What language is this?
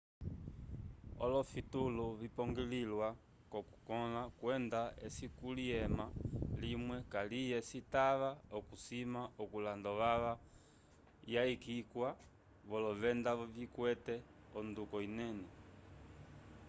Umbundu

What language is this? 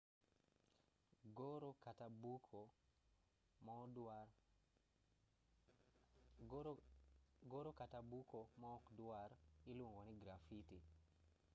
Luo (Kenya and Tanzania)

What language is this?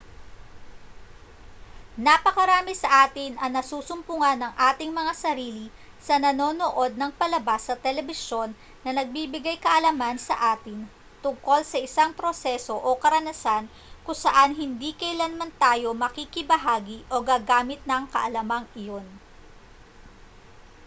Filipino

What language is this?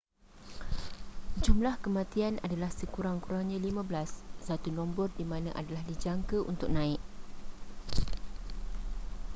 Malay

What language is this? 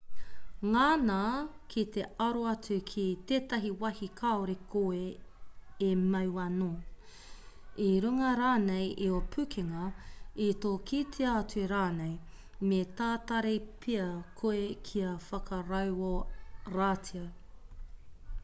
Māori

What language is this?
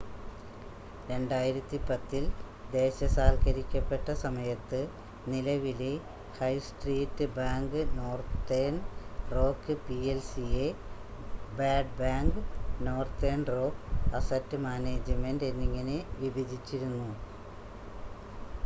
Malayalam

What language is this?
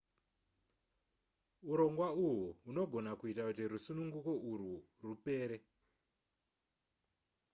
Shona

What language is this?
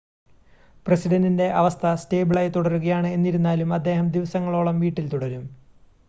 Malayalam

